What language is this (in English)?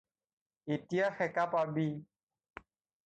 Assamese